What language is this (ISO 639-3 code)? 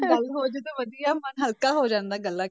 pan